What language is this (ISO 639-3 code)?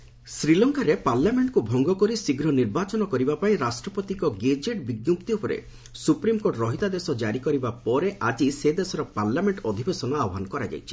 ori